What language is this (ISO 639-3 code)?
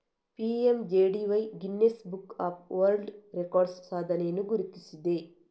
kan